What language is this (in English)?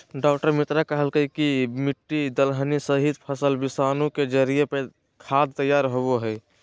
Magahi